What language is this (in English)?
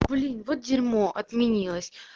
Russian